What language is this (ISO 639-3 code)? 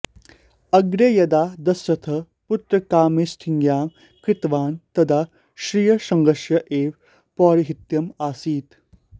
san